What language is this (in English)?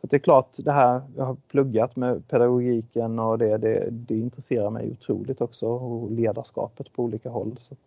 Swedish